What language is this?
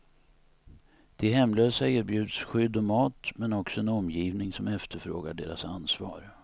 Swedish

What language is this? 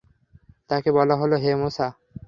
Bangla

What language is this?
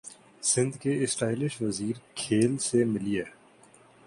Urdu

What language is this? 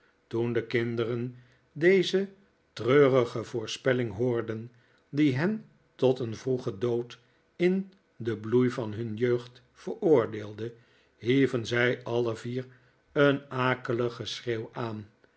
Dutch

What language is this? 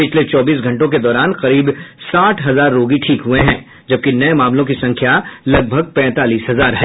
Hindi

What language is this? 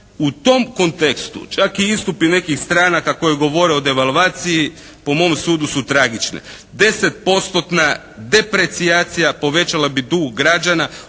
Croatian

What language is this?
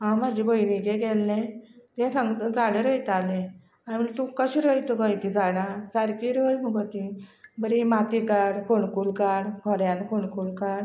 Konkani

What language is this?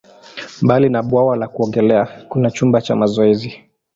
Swahili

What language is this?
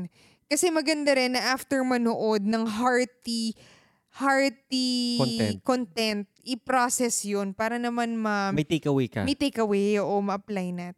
Filipino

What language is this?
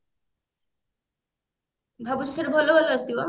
Odia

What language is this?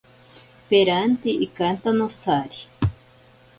Ashéninka Perené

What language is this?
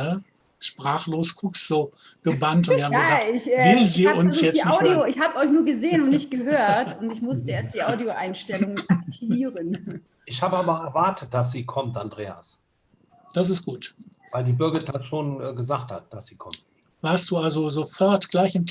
German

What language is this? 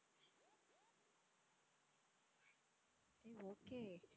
Tamil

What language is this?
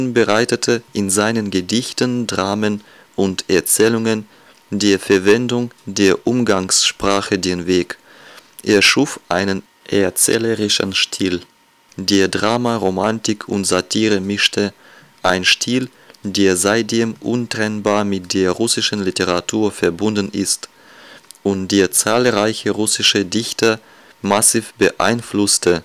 German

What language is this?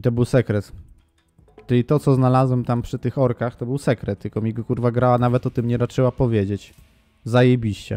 Polish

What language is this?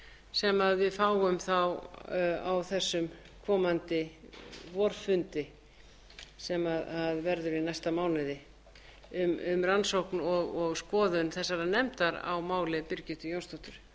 Icelandic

